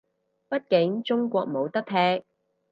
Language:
Cantonese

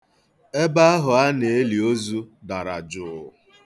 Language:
Igbo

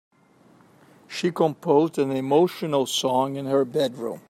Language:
English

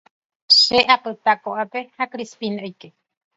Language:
Guarani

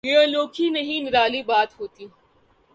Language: Urdu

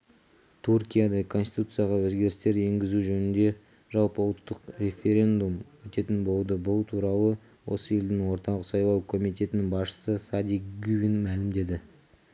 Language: Kazakh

